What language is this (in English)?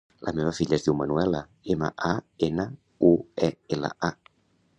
Catalan